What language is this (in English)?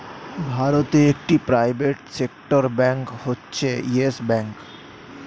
Bangla